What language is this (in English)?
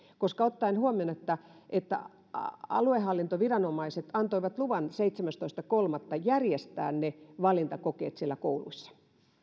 Finnish